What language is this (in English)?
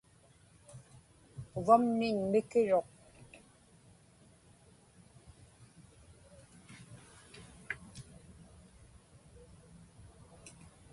Inupiaq